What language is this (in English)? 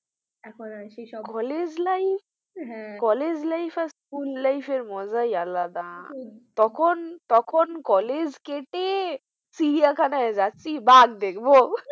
Bangla